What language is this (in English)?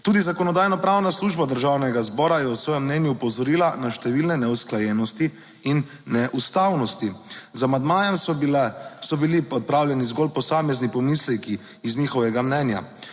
Slovenian